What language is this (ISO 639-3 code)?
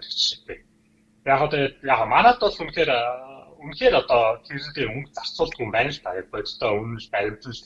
tur